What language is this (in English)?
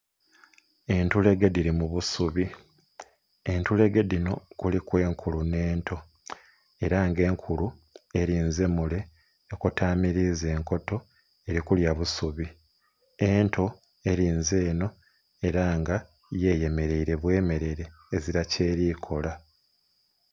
Soga